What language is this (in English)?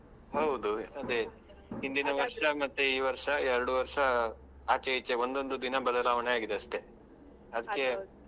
Kannada